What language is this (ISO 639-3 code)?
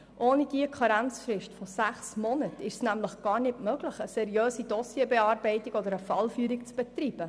gsw